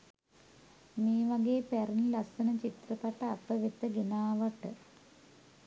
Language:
Sinhala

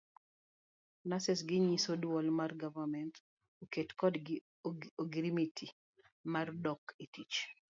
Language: Luo (Kenya and Tanzania)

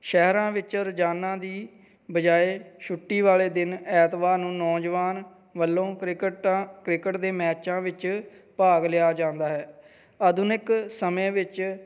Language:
Punjabi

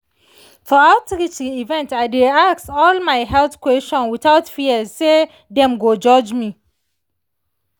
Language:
Nigerian Pidgin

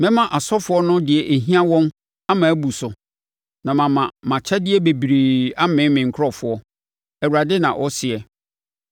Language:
Akan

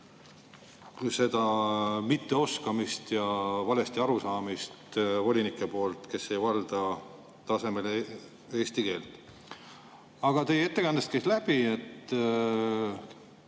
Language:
Estonian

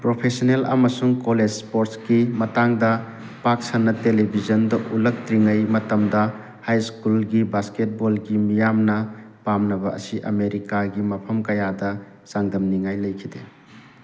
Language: Manipuri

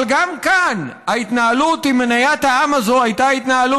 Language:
Hebrew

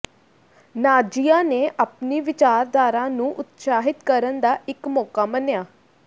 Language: Punjabi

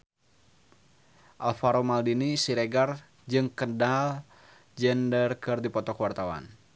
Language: Sundanese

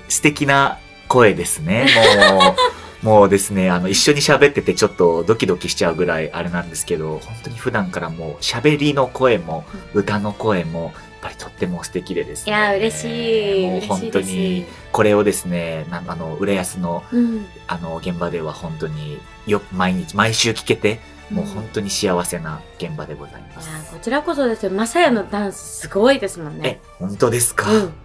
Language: Japanese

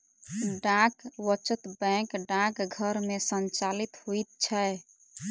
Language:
Maithili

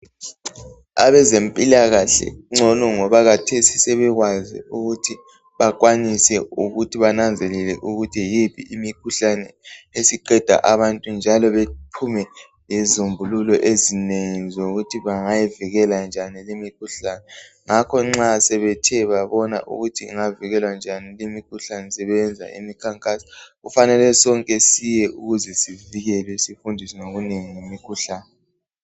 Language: North Ndebele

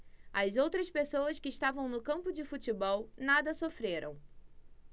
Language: Portuguese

